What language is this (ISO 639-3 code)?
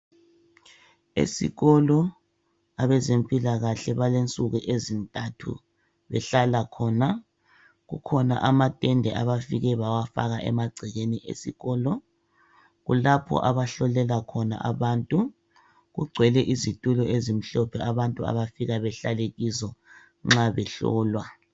nde